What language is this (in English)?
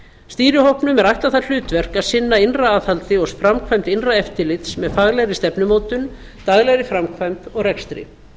Icelandic